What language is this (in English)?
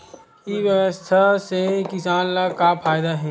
Chhattisgarhi